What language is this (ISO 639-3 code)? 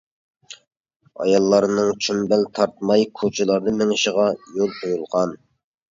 uig